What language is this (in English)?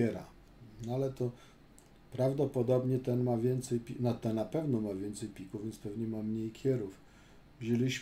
Polish